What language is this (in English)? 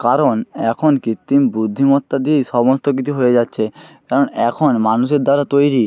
Bangla